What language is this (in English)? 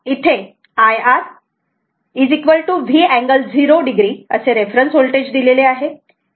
Marathi